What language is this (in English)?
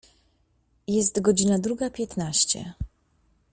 Polish